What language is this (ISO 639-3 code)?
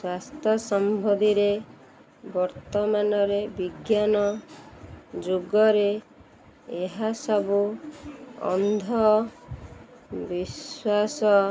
ori